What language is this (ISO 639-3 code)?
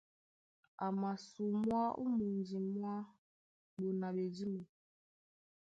dua